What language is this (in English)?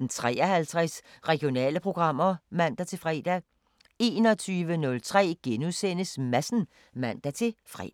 Danish